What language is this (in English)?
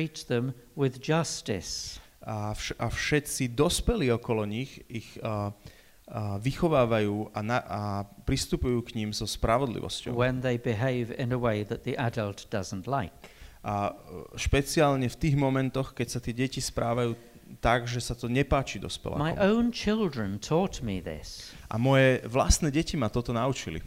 Slovak